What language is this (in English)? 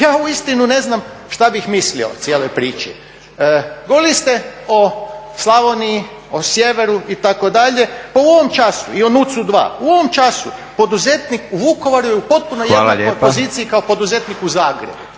Croatian